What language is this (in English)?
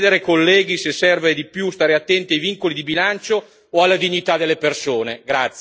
Italian